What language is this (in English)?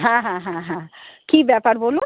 Bangla